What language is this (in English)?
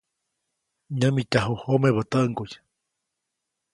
Copainalá Zoque